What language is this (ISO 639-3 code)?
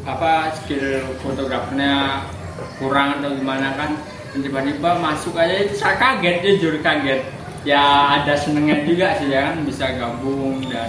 ind